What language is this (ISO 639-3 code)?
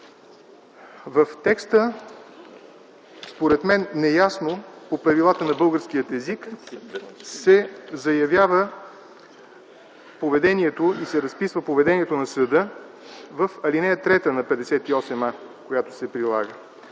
bul